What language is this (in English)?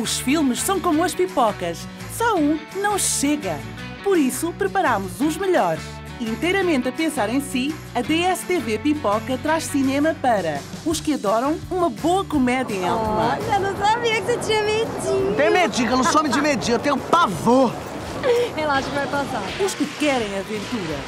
Portuguese